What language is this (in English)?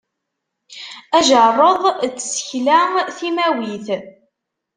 Kabyle